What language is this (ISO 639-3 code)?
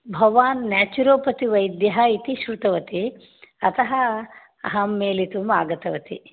san